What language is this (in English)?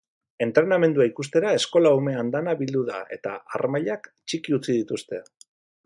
Basque